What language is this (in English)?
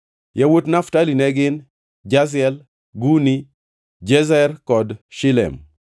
Luo (Kenya and Tanzania)